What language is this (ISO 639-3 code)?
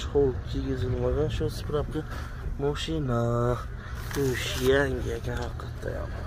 tur